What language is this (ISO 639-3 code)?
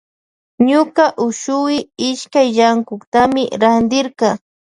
qvj